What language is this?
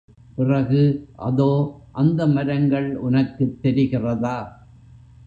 Tamil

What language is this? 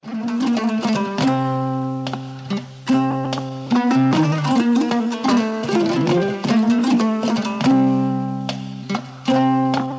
Fula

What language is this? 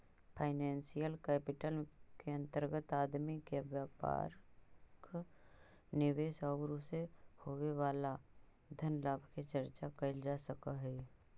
Magahi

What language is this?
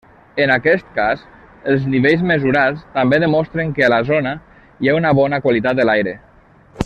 Catalan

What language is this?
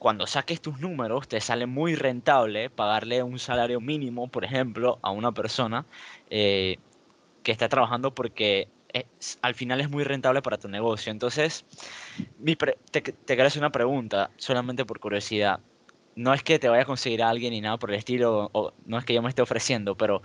Spanish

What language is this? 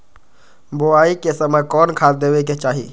Magahi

